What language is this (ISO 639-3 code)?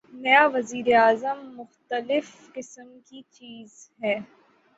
urd